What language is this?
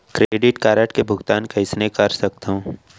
Chhattisgarhi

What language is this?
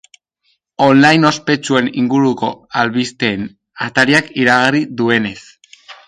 Basque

